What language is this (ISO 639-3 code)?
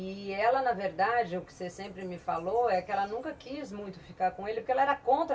por